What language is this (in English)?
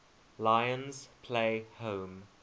English